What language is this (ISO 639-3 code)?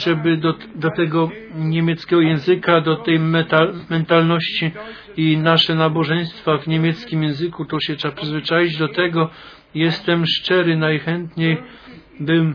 pol